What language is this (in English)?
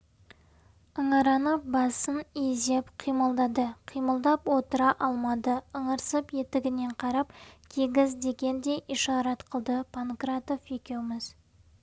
Kazakh